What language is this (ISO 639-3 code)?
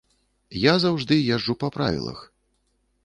bel